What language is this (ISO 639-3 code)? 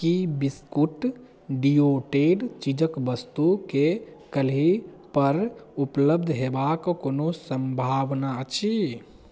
mai